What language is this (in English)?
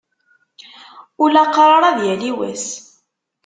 Kabyle